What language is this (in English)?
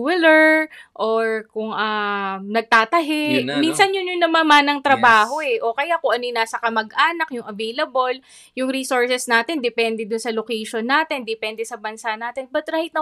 Filipino